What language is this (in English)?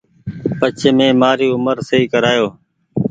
Goaria